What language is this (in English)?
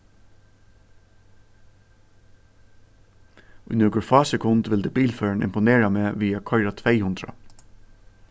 Faroese